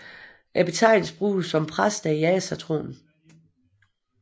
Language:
Danish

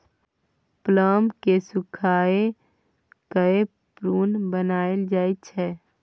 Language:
Maithili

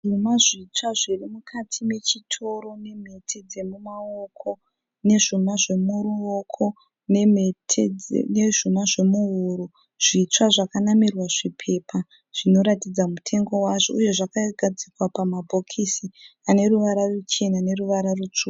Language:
Shona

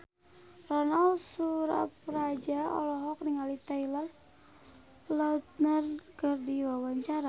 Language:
Sundanese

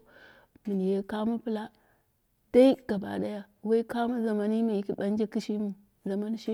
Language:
Dera (Nigeria)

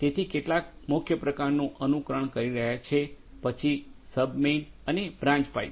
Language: Gujarati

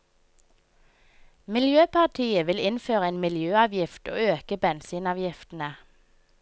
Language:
Norwegian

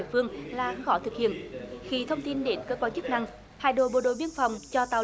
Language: Vietnamese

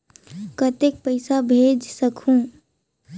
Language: Chhattisgarhi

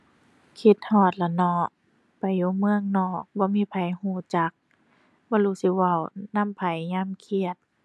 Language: Thai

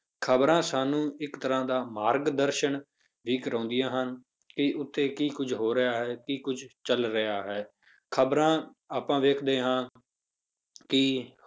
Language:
Punjabi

